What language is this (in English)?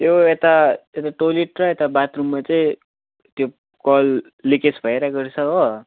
Nepali